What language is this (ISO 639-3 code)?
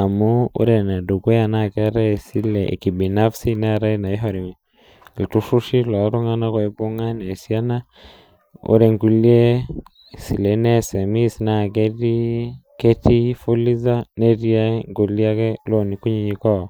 mas